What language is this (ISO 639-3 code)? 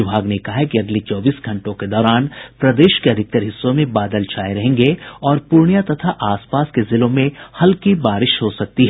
hin